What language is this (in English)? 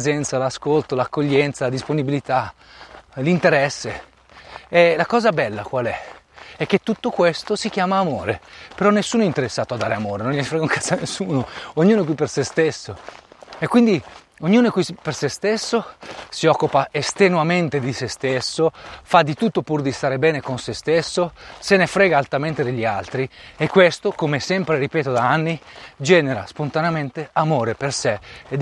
Italian